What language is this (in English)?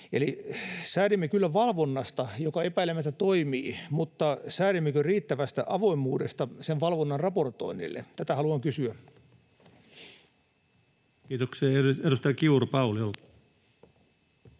Finnish